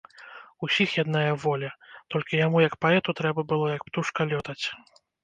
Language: Belarusian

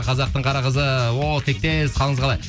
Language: Kazakh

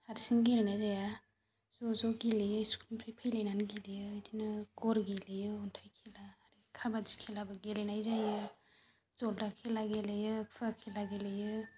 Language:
Bodo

